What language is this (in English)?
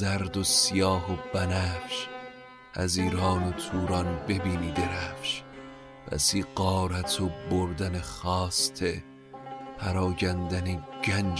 Persian